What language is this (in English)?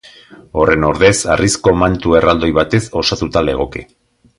Basque